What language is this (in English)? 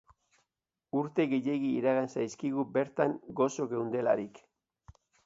Basque